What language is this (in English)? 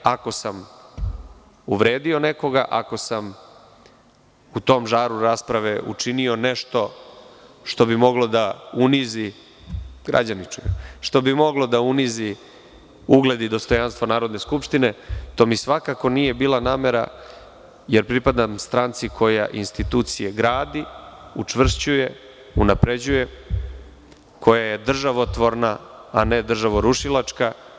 Serbian